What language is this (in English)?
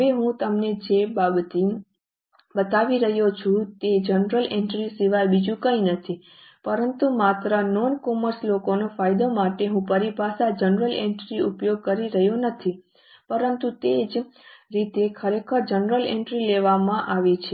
Gujarati